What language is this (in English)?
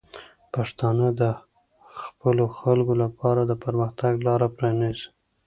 Pashto